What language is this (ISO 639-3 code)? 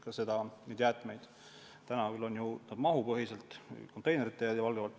est